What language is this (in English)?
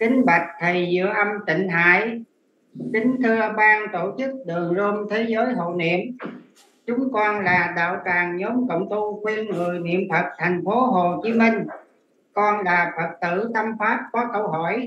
Vietnamese